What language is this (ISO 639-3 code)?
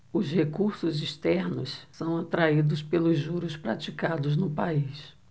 por